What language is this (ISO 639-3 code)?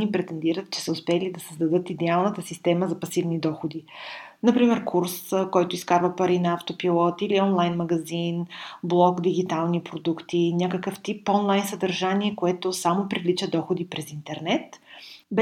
bul